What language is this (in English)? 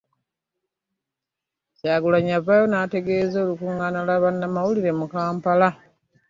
Ganda